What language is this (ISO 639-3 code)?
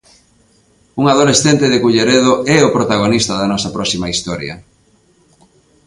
glg